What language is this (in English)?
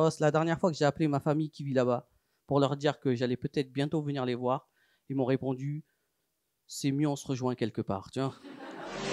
French